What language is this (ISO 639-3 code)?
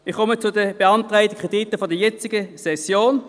gsw